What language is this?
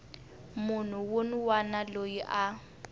Tsonga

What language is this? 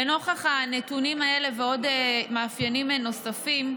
Hebrew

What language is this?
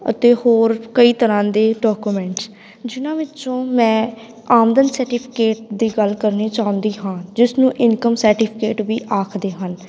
Punjabi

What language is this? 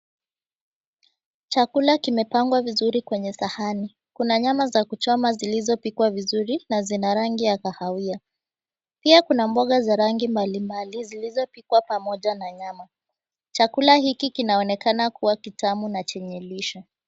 Swahili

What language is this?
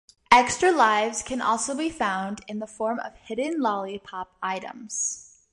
English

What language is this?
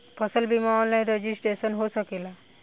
Bhojpuri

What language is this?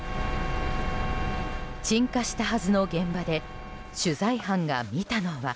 Japanese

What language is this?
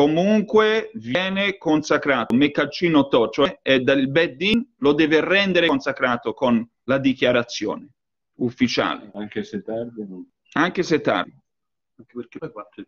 Italian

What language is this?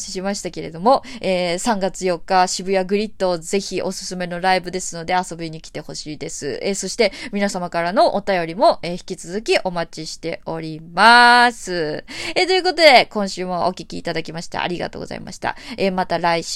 Japanese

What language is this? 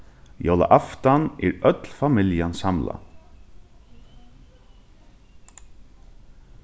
Faroese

